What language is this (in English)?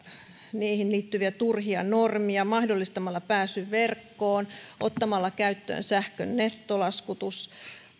Finnish